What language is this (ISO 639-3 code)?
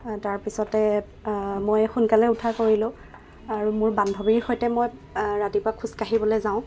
asm